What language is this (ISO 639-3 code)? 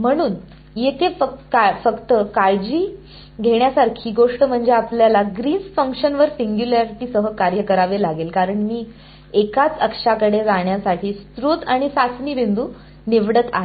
mar